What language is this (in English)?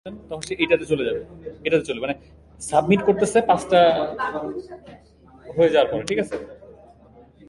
Bangla